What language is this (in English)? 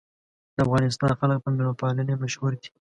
Pashto